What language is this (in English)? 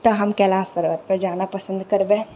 Maithili